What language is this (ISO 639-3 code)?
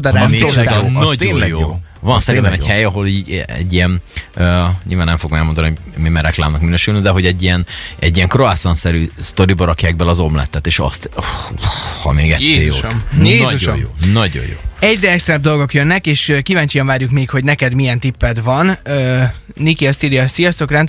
hun